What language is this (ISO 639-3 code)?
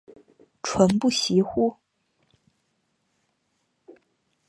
zho